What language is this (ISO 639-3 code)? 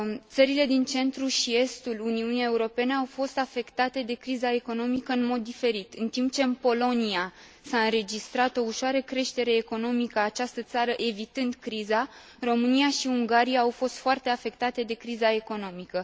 ron